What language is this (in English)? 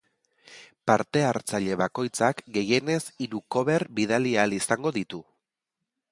Basque